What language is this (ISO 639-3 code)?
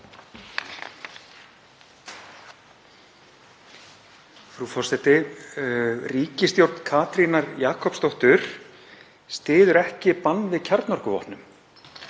isl